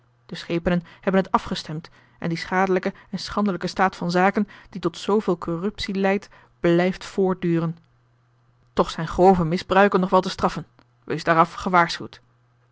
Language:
Dutch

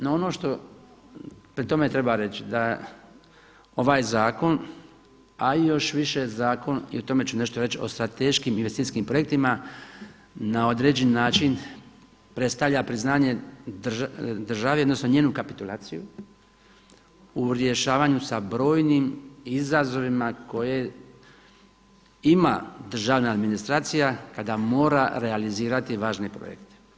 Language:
Croatian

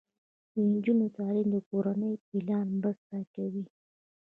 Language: Pashto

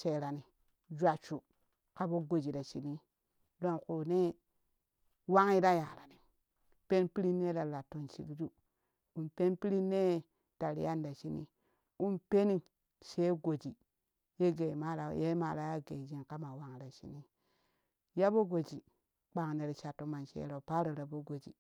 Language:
Kushi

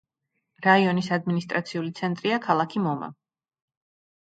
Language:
Georgian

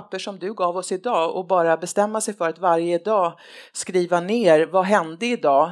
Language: Swedish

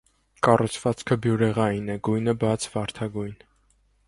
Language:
Armenian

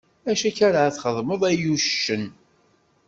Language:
Kabyle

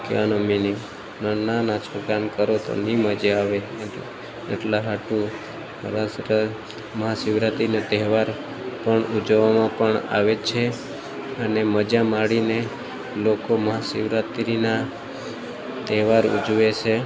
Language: Gujarati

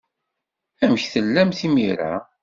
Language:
Kabyle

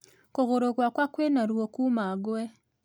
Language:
Kikuyu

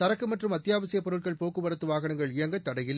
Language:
Tamil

